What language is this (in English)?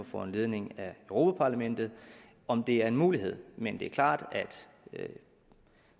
Danish